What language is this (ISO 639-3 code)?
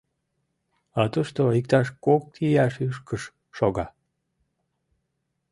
chm